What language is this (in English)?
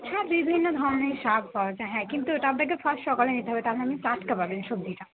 Bangla